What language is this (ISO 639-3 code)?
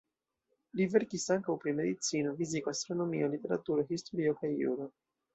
epo